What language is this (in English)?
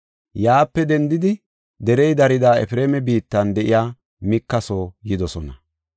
Gofa